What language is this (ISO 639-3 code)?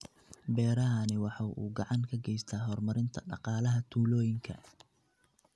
som